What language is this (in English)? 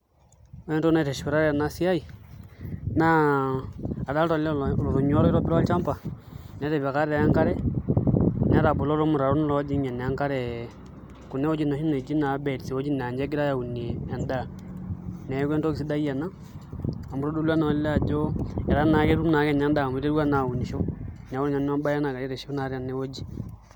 Masai